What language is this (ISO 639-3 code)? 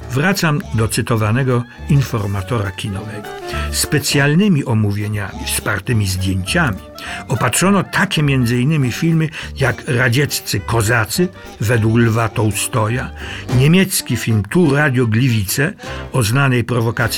pol